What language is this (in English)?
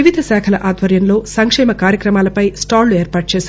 Telugu